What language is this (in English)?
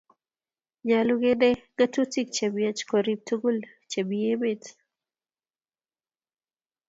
Kalenjin